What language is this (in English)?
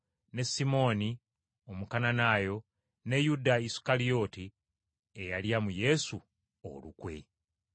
Ganda